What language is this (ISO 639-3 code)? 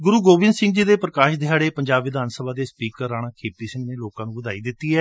pan